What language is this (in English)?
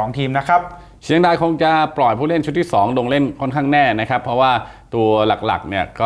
Thai